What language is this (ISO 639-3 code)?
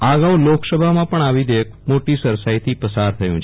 guj